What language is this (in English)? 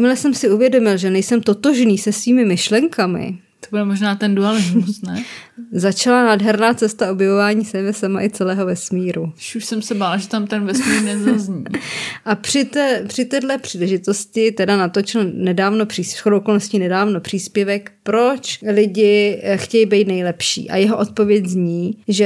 Czech